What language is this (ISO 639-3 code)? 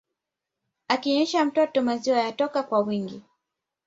swa